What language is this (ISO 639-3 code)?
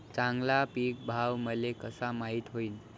mar